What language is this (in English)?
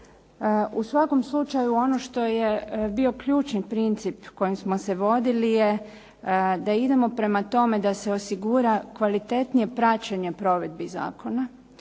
Croatian